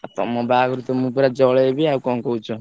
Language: Odia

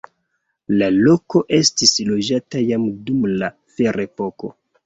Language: Esperanto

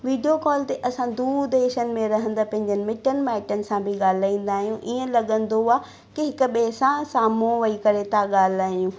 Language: Sindhi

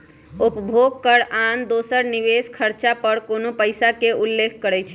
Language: Magahi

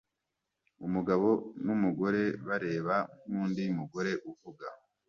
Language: Kinyarwanda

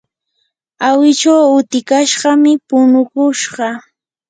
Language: Yanahuanca Pasco Quechua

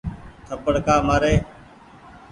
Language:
Goaria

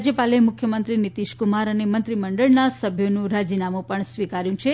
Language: Gujarati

